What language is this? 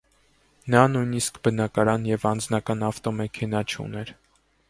Armenian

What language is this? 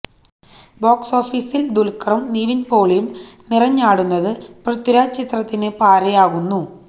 Malayalam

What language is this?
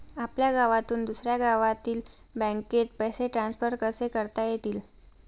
Marathi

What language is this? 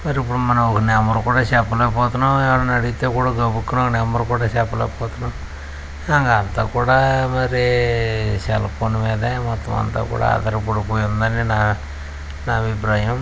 Telugu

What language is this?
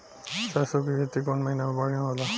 Bhojpuri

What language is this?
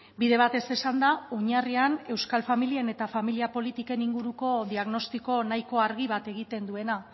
Basque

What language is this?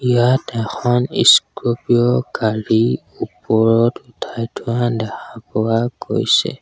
Assamese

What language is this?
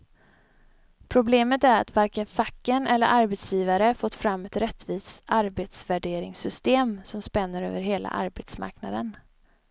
Swedish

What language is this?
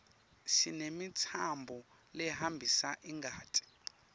Swati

